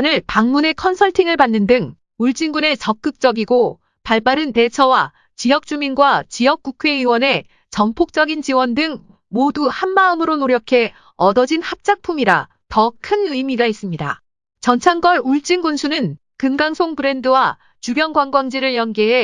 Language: Korean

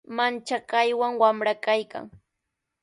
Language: Sihuas Ancash Quechua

